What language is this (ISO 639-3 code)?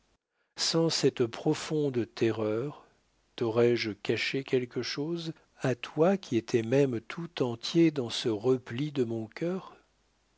fra